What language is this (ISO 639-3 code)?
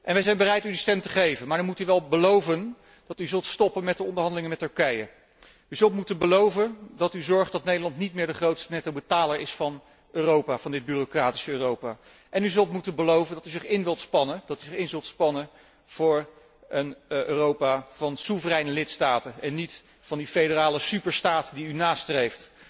nld